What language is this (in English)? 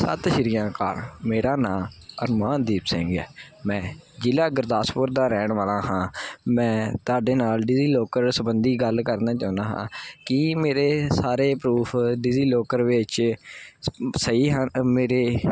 Punjabi